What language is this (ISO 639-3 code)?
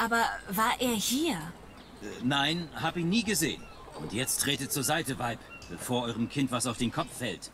deu